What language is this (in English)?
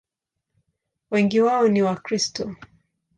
Swahili